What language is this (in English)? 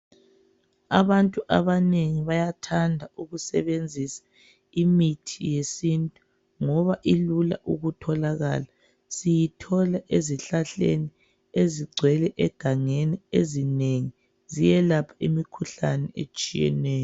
North Ndebele